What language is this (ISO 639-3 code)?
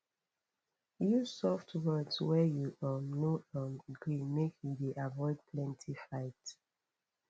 pcm